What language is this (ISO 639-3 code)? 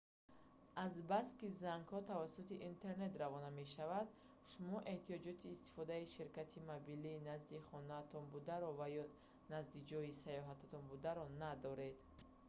tgk